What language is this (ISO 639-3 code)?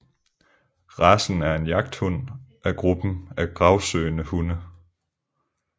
dan